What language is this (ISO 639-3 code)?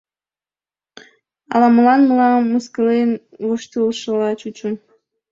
chm